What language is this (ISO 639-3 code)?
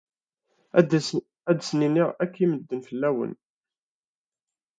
kab